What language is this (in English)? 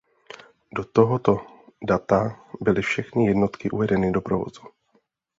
Czech